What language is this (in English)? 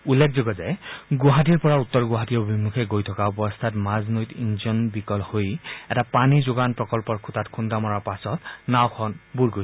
Assamese